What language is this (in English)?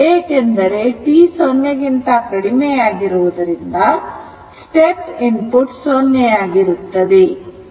Kannada